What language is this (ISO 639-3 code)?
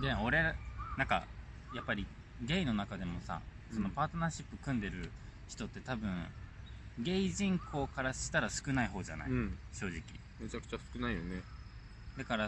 jpn